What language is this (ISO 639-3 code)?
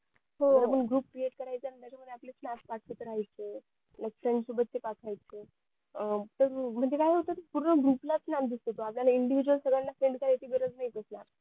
mar